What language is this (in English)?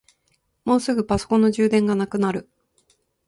Japanese